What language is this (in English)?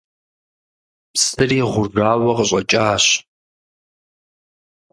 Kabardian